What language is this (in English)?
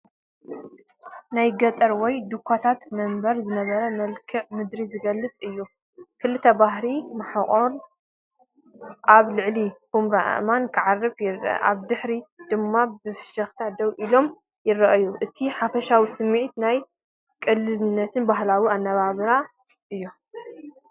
Tigrinya